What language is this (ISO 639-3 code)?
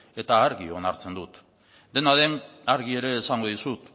eus